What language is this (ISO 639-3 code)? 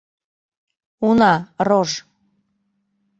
chm